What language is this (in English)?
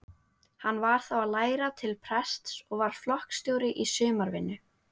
Icelandic